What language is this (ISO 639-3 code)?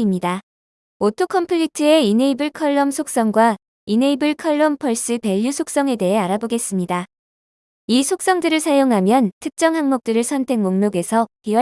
kor